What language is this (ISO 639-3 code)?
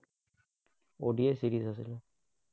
asm